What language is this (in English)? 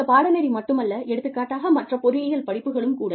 Tamil